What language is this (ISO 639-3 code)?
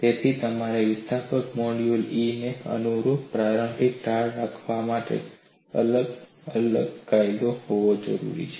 guj